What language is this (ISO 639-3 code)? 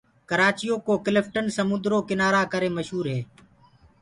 ggg